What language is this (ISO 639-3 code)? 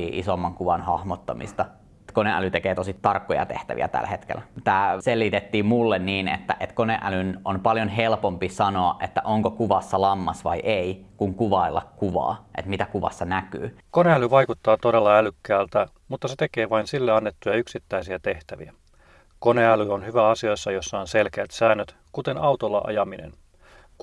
fin